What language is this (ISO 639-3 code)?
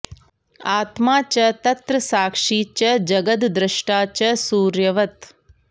san